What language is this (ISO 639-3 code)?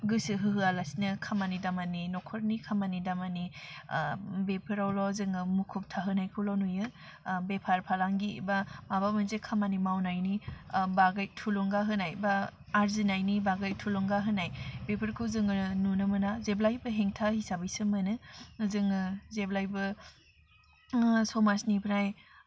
brx